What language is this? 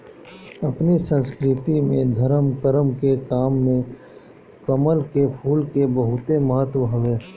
Bhojpuri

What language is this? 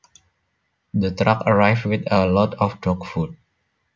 Javanese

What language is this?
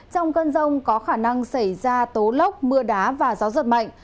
Vietnamese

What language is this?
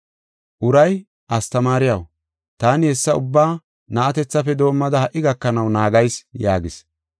Gofa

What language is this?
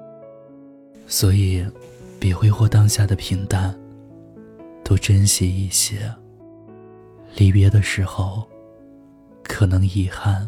Chinese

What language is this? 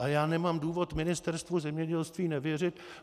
Czech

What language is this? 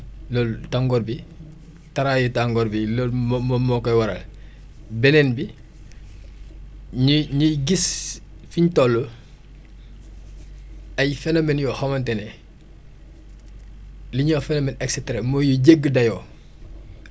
Wolof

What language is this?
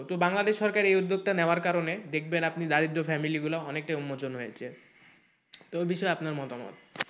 Bangla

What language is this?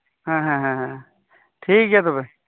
Santali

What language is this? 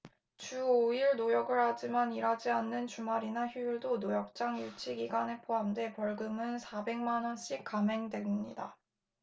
Korean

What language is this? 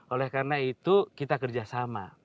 Indonesian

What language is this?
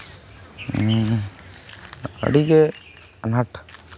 Santali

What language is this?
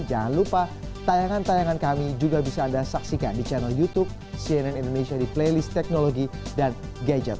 Indonesian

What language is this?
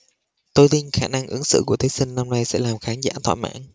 Vietnamese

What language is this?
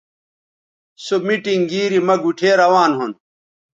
Bateri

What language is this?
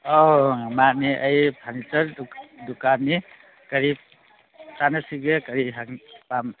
Manipuri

